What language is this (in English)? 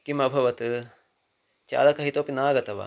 Sanskrit